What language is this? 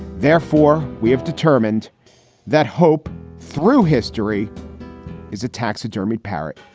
English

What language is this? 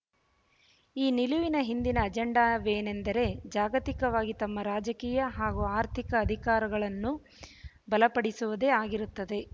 Kannada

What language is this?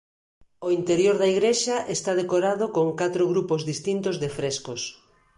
Galician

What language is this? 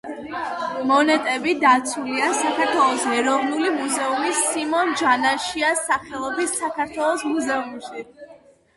Georgian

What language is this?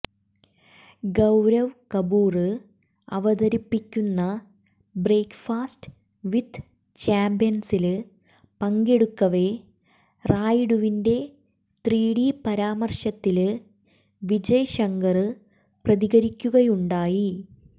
Malayalam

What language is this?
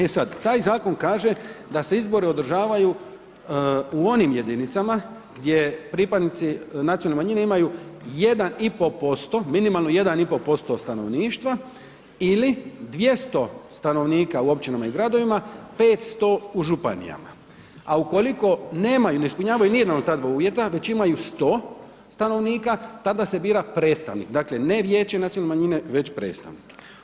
Croatian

